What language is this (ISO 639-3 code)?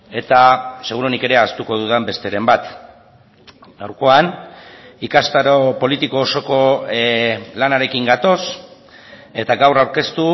eus